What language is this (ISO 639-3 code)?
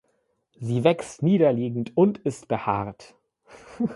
deu